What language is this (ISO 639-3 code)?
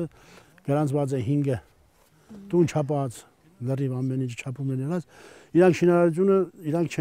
ron